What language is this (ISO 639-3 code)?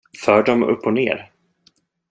swe